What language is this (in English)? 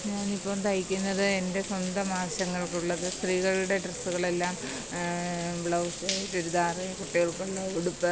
Malayalam